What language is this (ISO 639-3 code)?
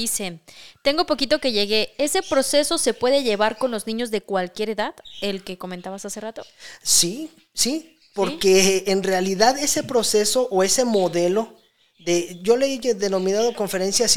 spa